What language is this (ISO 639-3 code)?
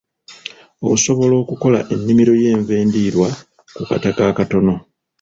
lug